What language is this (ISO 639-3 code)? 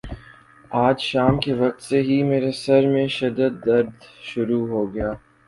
urd